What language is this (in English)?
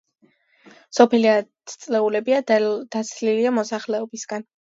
Georgian